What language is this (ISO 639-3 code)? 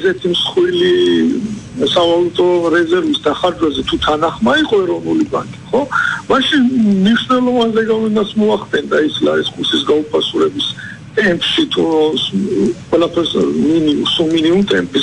ron